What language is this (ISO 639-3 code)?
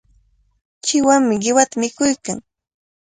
qvl